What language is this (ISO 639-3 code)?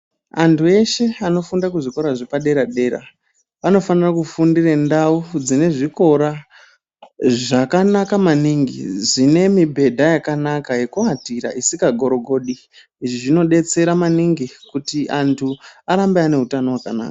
ndc